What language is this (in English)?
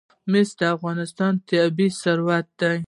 Pashto